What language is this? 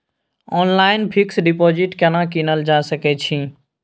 Maithili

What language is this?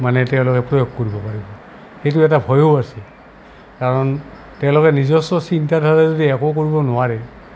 Assamese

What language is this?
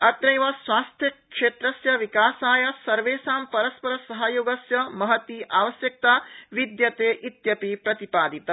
Sanskrit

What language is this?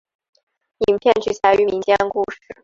Chinese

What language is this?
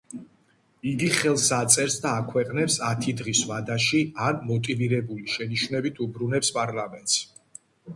Georgian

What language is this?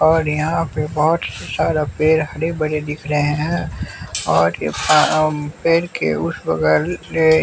Hindi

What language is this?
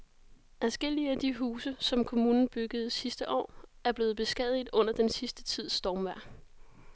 Danish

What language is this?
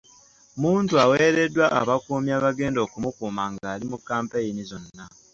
Ganda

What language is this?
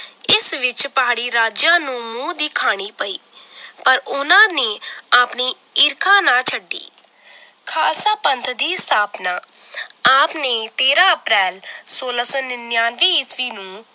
Punjabi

